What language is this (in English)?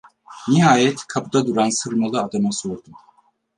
Turkish